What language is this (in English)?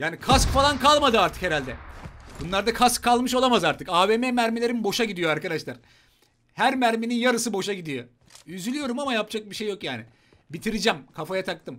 Turkish